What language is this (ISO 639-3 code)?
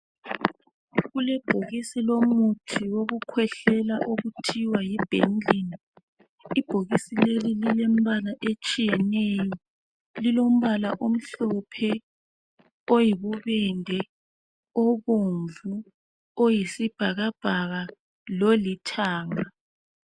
nde